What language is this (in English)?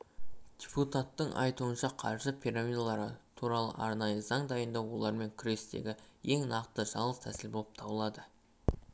Kazakh